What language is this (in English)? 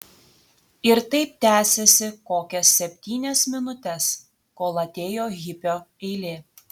Lithuanian